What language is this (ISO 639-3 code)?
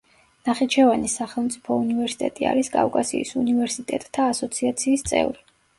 kat